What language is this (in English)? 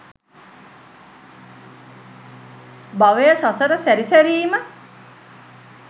Sinhala